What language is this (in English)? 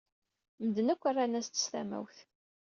Kabyle